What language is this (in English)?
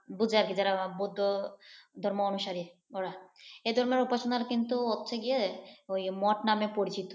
Bangla